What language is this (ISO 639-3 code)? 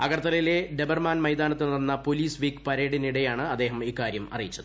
mal